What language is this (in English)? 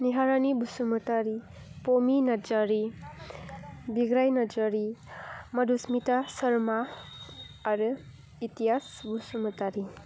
Bodo